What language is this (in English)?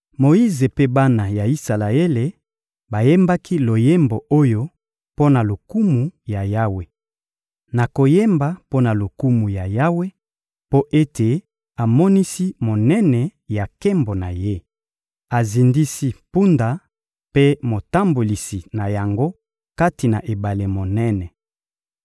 Lingala